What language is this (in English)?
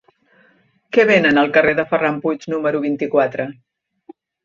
Catalan